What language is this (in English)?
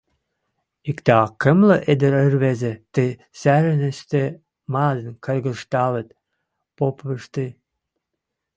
Western Mari